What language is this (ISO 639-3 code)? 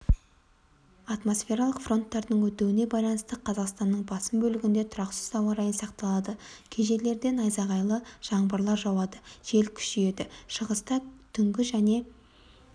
kaz